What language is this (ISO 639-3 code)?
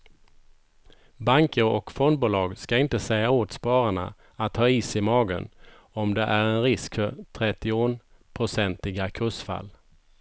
swe